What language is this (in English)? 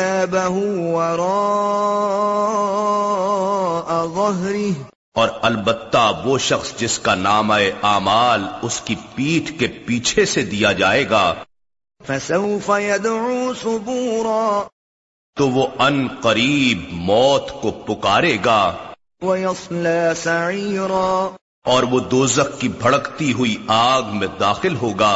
Urdu